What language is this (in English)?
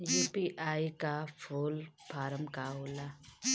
Bhojpuri